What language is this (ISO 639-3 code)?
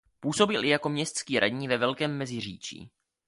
ces